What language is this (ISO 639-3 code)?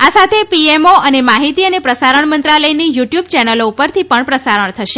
guj